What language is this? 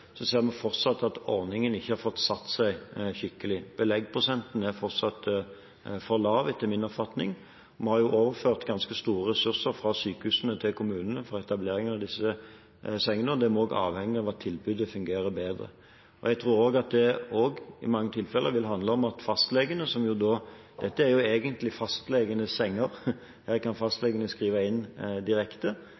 Norwegian Bokmål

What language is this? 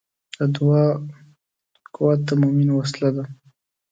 Pashto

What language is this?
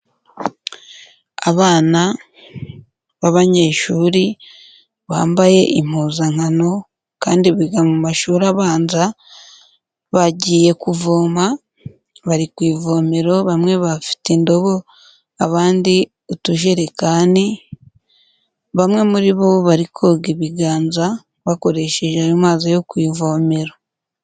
Kinyarwanda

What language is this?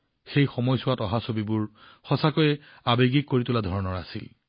Assamese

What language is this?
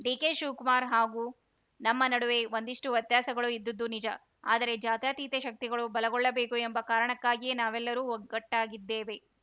Kannada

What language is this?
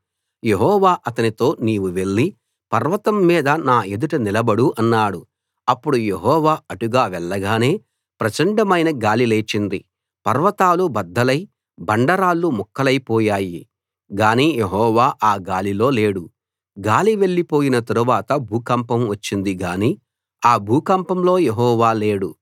Telugu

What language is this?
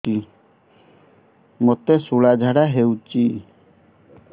Odia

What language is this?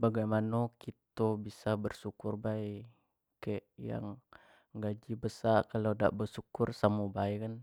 Jambi Malay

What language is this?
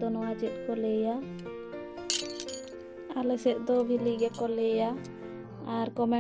Indonesian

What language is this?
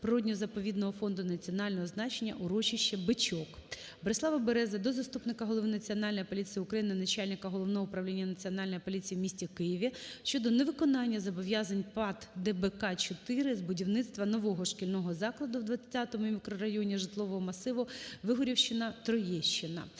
Ukrainian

